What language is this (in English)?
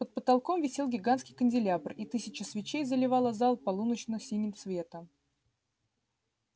Russian